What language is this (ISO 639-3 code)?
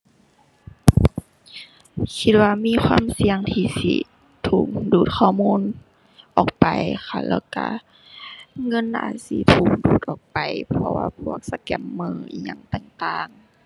tha